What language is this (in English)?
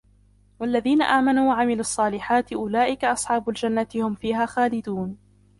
Arabic